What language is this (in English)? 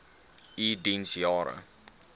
Afrikaans